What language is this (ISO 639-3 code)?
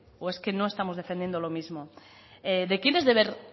spa